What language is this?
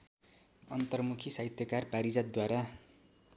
Nepali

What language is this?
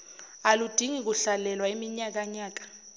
Zulu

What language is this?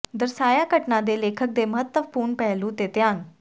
Punjabi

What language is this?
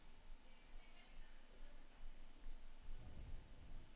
Norwegian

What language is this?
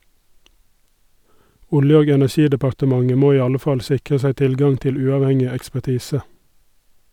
Norwegian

